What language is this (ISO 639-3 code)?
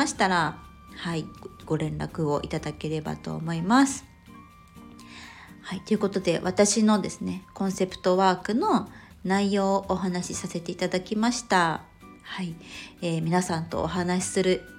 jpn